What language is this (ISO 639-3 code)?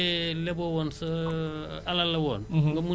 wol